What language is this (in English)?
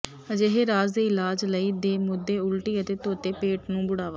Punjabi